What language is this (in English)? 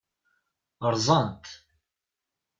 Kabyle